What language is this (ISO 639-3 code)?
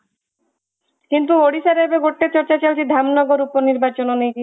ori